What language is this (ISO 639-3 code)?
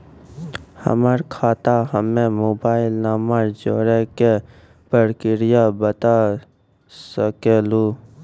mai